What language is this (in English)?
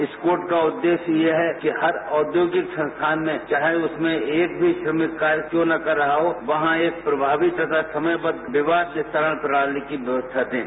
Hindi